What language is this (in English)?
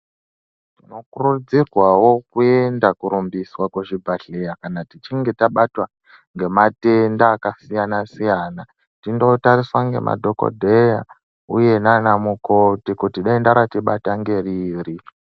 Ndau